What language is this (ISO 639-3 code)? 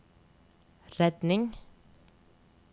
nor